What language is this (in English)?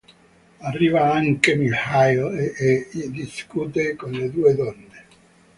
Italian